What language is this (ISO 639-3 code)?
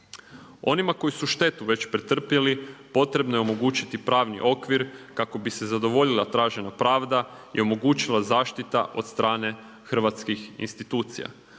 hrv